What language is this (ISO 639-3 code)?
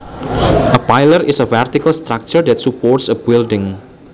jav